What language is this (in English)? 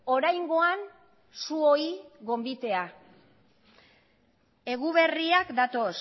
Basque